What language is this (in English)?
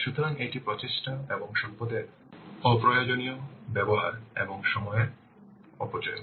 Bangla